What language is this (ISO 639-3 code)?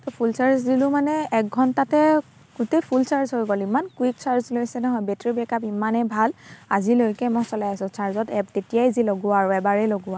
asm